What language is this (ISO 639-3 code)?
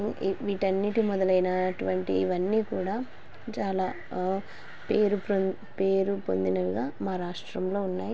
tel